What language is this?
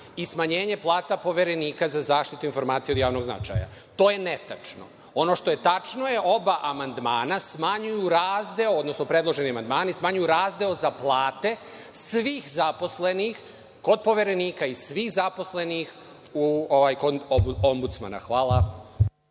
Serbian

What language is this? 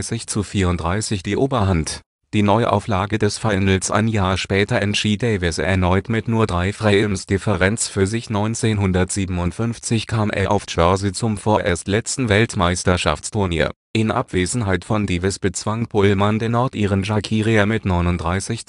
German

